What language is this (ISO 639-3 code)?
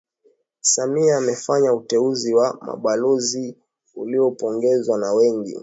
swa